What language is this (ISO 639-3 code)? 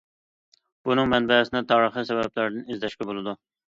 uig